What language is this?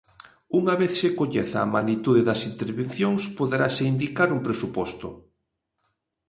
Galician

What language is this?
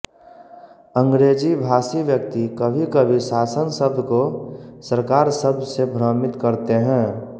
Hindi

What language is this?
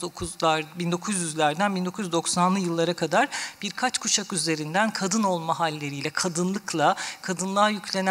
Turkish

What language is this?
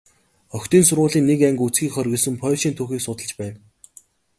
Mongolian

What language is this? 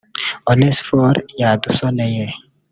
Kinyarwanda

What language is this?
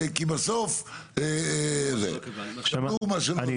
Hebrew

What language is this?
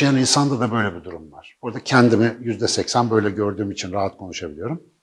Turkish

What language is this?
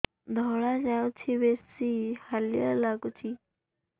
Odia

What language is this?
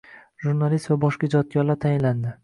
Uzbek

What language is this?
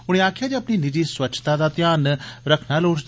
Dogri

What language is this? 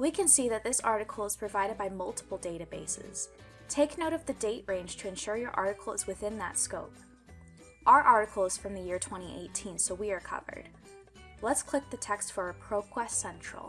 English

